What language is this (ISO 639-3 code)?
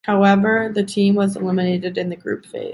eng